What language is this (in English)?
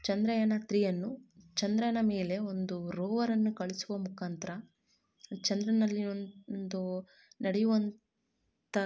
Kannada